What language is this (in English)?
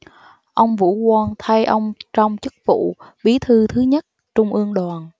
Vietnamese